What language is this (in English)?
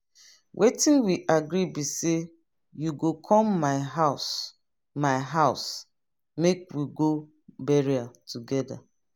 Nigerian Pidgin